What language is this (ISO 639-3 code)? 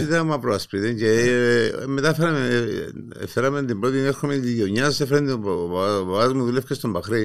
ell